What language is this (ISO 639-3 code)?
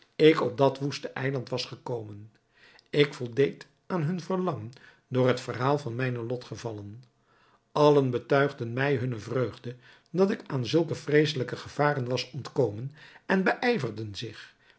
nld